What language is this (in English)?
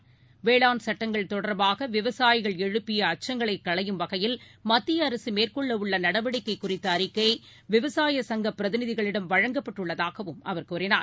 Tamil